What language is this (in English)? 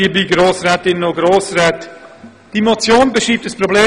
Swiss German